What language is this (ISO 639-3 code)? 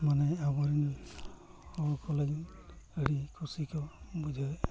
sat